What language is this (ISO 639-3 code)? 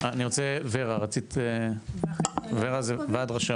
heb